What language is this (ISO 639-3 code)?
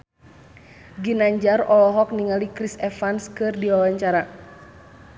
sun